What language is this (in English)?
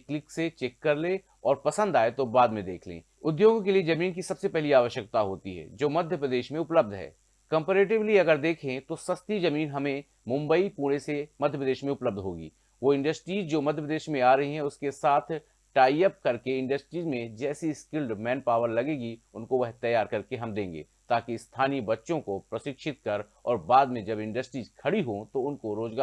Hindi